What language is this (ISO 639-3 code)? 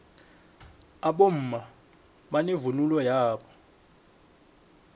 nbl